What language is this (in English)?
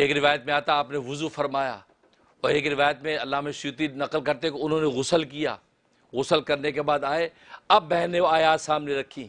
Urdu